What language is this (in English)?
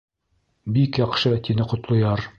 Bashkir